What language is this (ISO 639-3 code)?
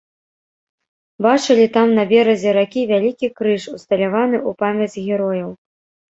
bel